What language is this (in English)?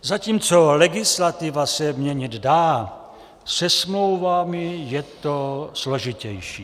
Czech